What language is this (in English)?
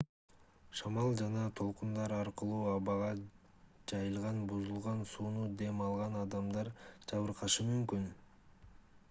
Kyrgyz